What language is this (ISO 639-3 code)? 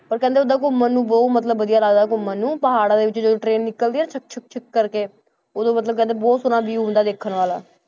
pan